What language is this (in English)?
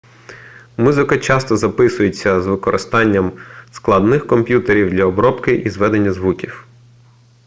Ukrainian